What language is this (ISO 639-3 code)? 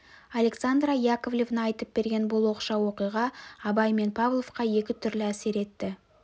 kaz